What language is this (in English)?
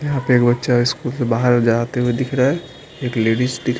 Hindi